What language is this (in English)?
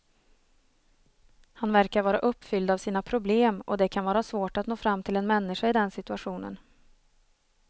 Swedish